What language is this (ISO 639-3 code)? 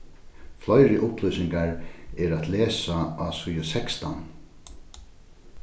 fao